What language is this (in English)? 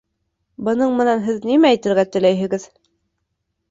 Bashkir